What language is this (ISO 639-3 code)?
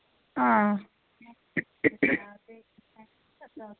doi